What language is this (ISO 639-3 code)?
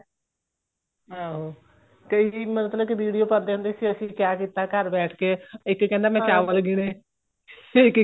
pan